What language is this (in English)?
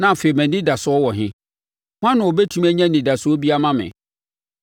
Akan